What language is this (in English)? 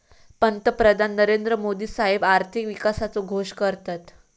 Marathi